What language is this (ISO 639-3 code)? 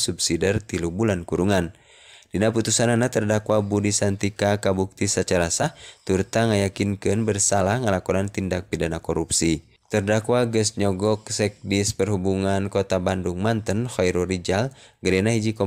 ind